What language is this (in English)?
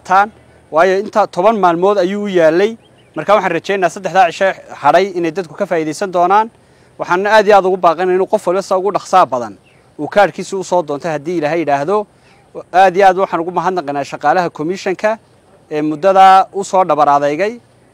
Arabic